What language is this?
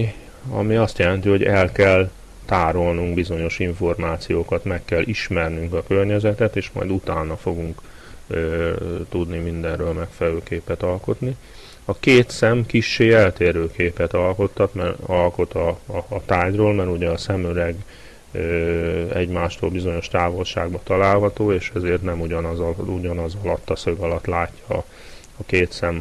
Hungarian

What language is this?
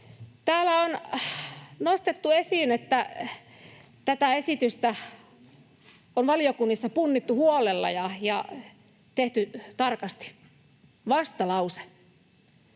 Finnish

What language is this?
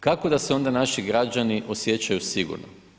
Croatian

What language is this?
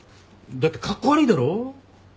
Japanese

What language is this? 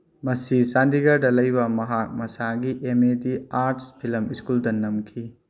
Manipuri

